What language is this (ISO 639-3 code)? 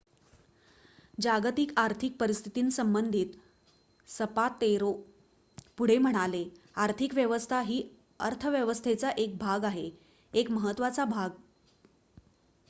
mar